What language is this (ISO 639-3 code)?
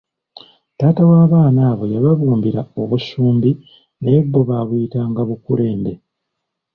lug